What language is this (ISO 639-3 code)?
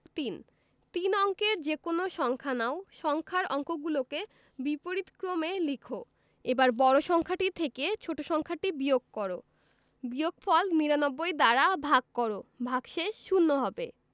ben